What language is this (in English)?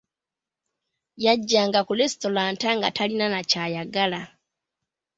Ganda